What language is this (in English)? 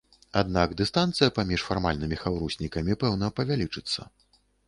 Belarusian